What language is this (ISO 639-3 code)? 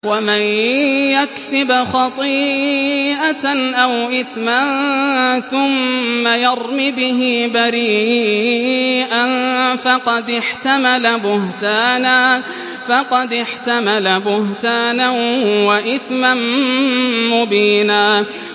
ara